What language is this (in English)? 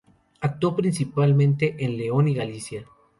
Spanish